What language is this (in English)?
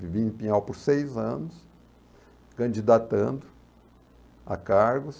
Portuguese